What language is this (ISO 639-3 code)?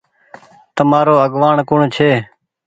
gig